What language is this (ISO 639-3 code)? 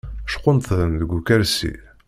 kab